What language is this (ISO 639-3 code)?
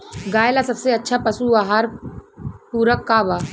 bho